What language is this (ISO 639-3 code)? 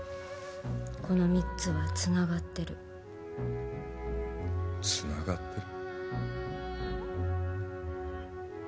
jpn